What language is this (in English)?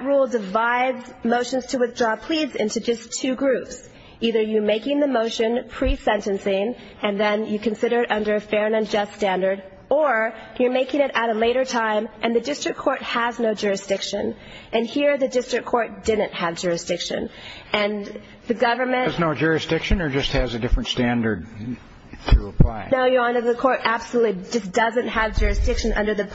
English